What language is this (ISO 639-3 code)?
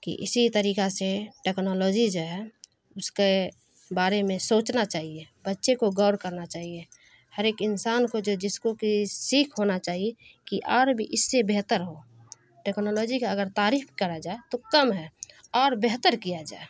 urd